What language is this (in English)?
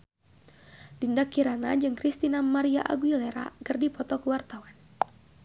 Sundanese